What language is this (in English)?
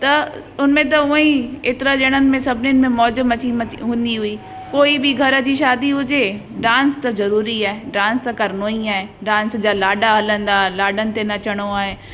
Sindhi